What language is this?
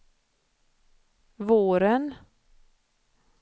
Swedish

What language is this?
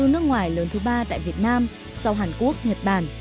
Vietnamese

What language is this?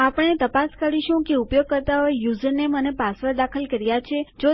Gujarati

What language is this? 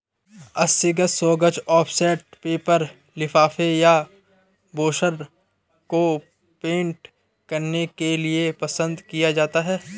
Hindi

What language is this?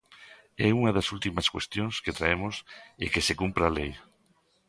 Galician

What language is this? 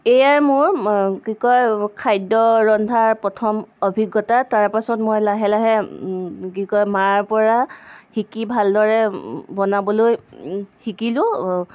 Assamese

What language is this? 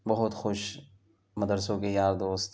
Urdu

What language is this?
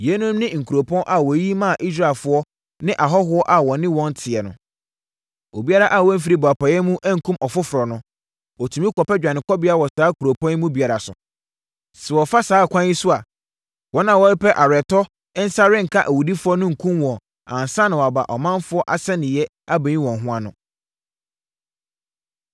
Akan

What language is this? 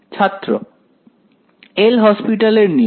Bangla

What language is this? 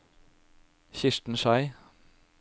Norwegian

